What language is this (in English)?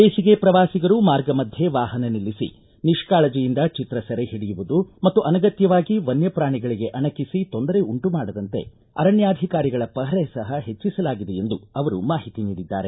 Kannada